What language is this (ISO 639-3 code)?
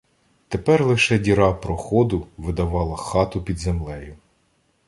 ukr